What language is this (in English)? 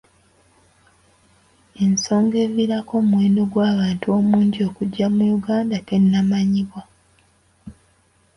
Ganda